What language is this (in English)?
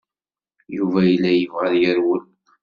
Kabyle